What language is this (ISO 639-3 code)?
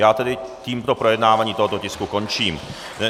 ces